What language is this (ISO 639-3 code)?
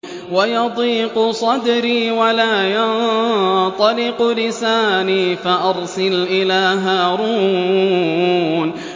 ara